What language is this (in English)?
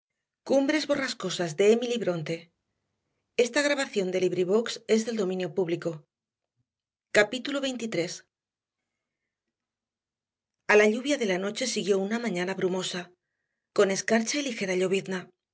Spanish